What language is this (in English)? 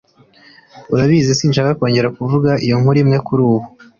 Kinyarwanda